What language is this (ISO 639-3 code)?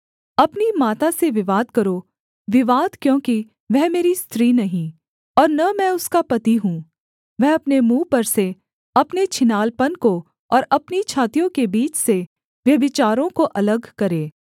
hin